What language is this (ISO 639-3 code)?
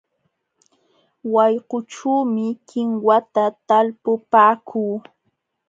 qxw